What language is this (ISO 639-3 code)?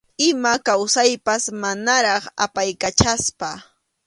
qxu